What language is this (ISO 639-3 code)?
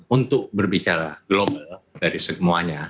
ind